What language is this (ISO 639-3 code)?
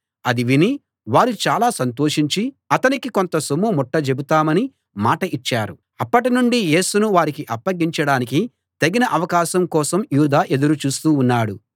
tel